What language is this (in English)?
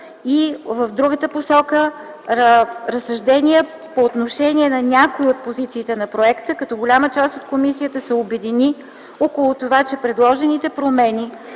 Bulgarian